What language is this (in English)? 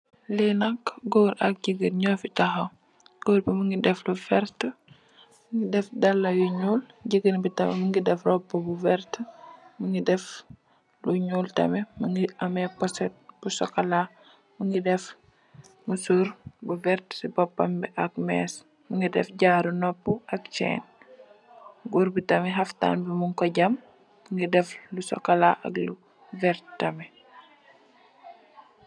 Wolof